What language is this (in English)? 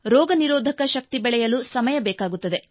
Kannada